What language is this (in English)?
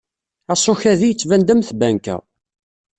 Kabyle